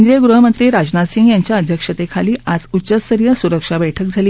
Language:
Marathi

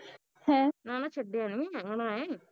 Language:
Punjabi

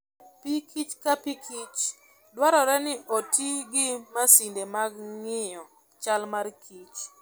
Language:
Luo (Kenya and Tanzania)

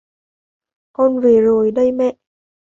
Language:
Vietnamese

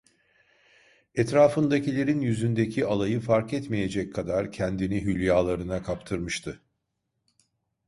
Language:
Turkish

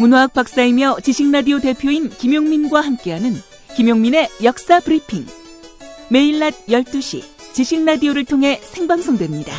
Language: Korean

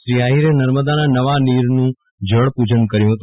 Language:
Gujarati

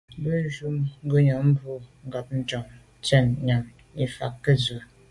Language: Medumba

